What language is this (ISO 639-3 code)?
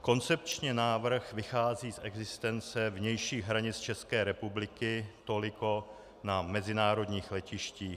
ces